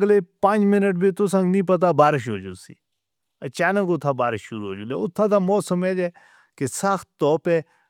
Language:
Northern Hindko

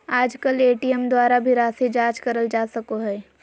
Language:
Magahi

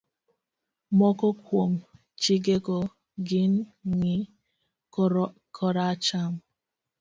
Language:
Luo (Kenya and Tanzania)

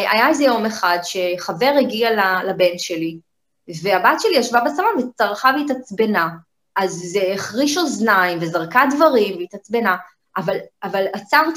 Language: Hebrew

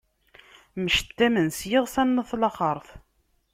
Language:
Kabyle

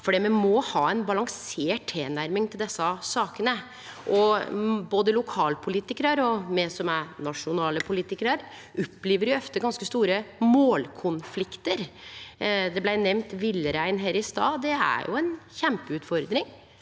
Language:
Norwegian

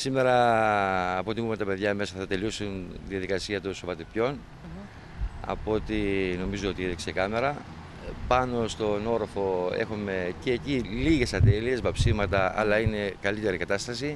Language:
Greek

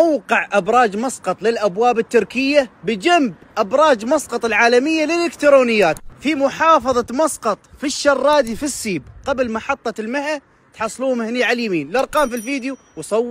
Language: Arabic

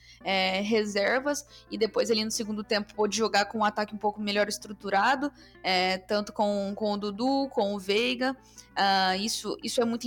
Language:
Portuguese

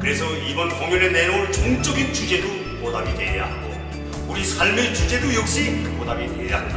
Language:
Korean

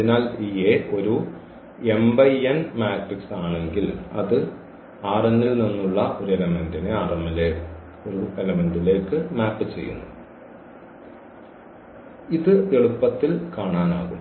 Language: Malayalam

